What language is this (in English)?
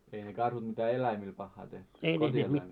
Finnish